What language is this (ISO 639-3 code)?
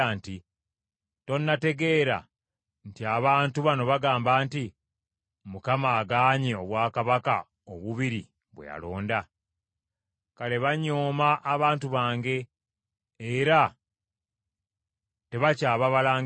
lug